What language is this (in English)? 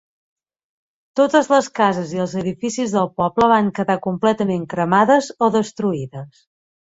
Catalan